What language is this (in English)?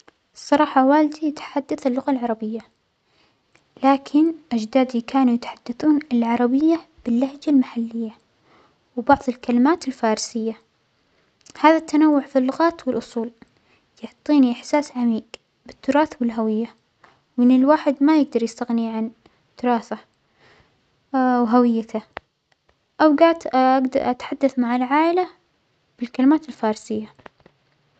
Omani Arabic